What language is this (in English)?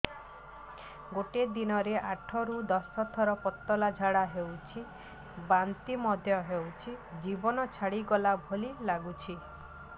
Odia